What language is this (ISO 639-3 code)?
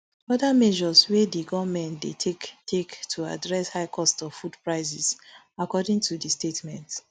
pcm